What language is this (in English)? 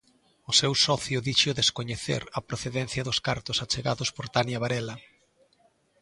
Galician